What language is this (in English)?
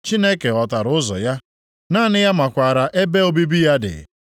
Igbo